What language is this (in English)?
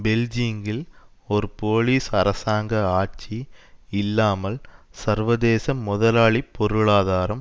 Tamil